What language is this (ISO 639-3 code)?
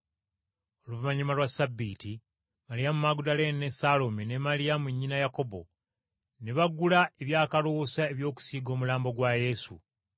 lug